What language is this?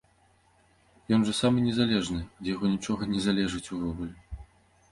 Belarusian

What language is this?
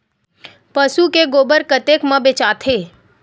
Chhattisgarhi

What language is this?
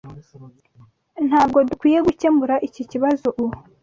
Kinyarwanda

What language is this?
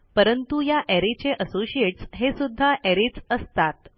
Marathi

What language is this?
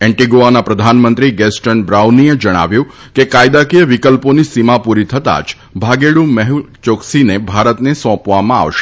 Gujarati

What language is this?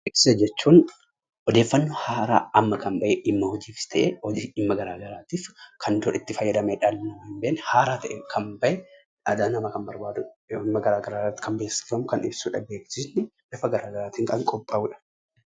Oromo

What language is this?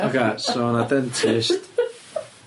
Welsh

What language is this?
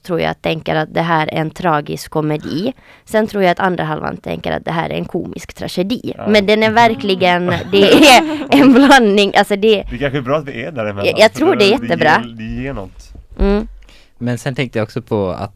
Swedish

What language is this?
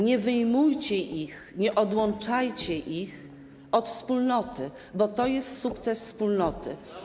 Polish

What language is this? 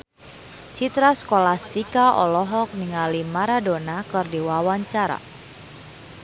Sundanese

